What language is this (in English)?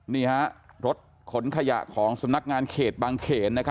Thai